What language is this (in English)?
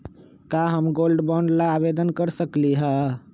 Magahi